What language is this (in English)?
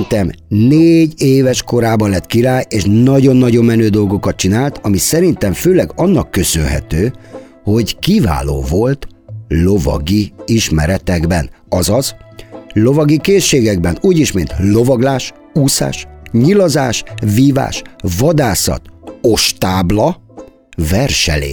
Hungarian